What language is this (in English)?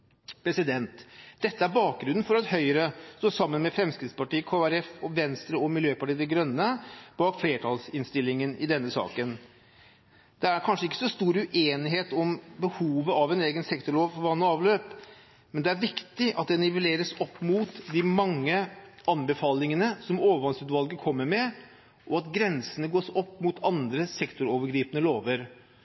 Norwegian Bokmål